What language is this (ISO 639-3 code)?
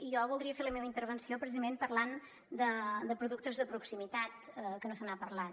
cat